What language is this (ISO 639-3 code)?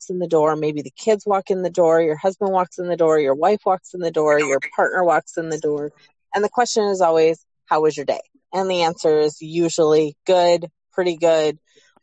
eng